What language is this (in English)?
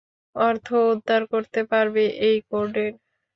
Bangla